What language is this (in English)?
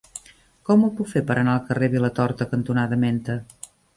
Catalan